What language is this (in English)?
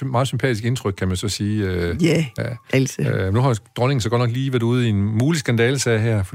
Danish